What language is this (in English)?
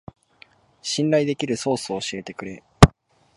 Japanese